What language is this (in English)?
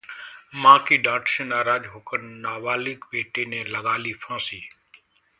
Hindi